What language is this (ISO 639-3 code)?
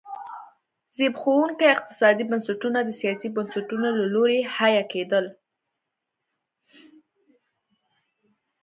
pus